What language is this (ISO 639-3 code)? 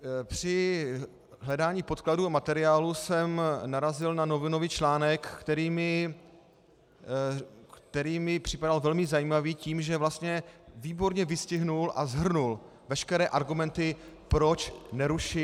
ces